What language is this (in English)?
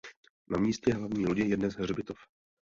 Czech